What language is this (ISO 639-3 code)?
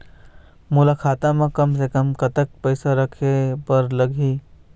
hne